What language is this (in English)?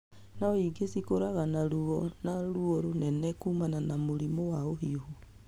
Kikuyu